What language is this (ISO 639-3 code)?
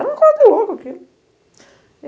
por